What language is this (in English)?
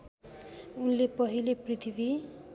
Nepali